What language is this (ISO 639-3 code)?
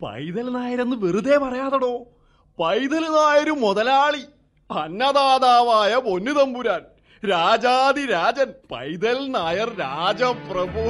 mal